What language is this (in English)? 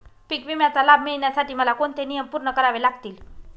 Marathi